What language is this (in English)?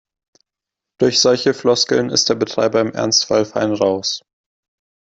German